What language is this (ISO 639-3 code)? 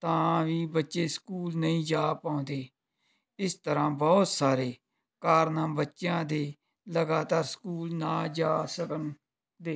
pan